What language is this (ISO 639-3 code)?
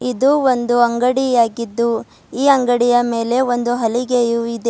kan